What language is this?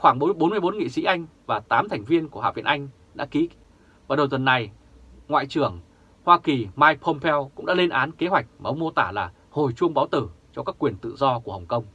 Vietnamese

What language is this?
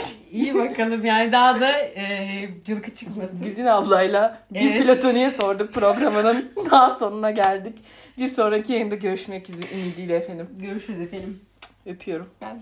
Turkish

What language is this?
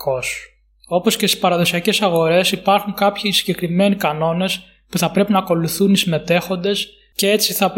Greek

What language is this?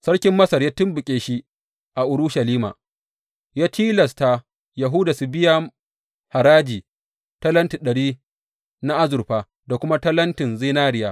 Hausa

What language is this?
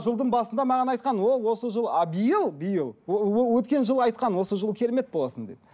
Kazakh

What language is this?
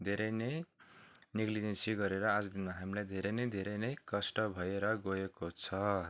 Nepali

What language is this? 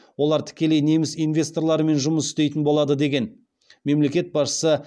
Kazakh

